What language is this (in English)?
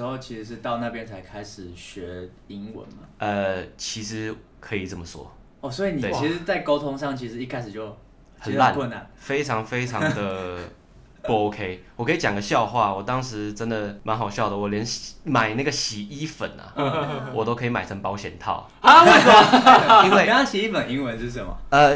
Chinese